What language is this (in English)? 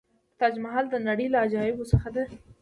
Pashto